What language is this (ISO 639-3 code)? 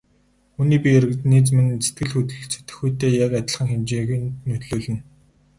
mon